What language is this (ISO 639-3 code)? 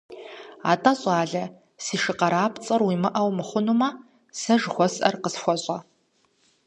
kbd